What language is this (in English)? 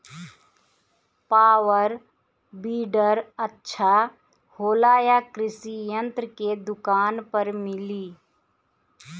Bhojpuri